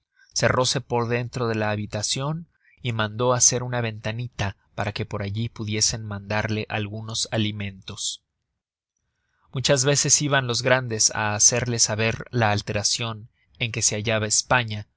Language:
Spanish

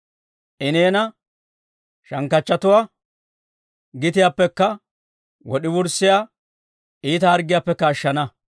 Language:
Dawro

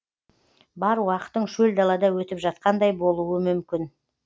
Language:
Kazakh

